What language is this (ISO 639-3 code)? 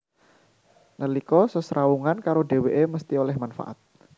jav